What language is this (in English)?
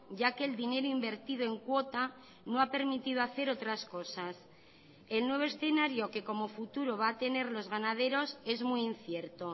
Spanish